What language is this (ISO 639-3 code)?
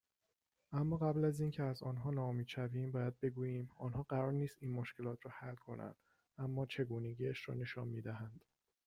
fas